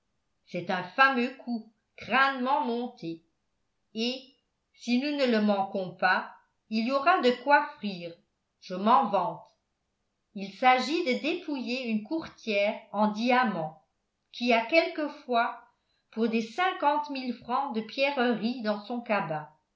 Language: French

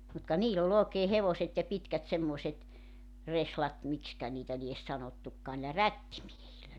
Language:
Finnish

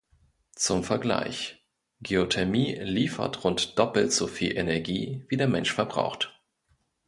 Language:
German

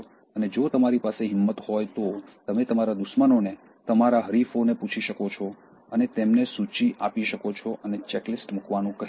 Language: Gujarati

